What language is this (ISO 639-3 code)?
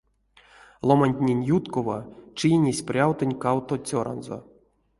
myv